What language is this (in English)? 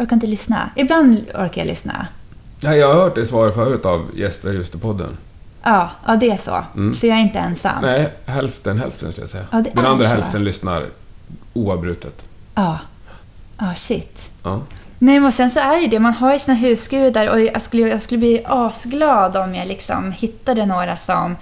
Swedish